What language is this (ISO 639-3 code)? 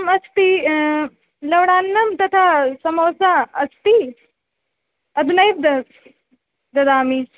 san